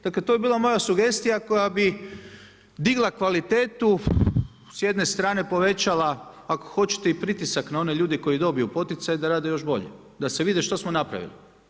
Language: Croatian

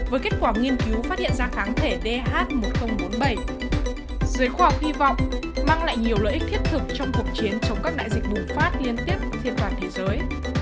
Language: Vietnamese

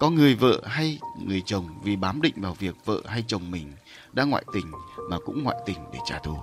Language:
Vietnamese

